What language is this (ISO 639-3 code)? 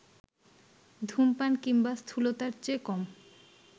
ben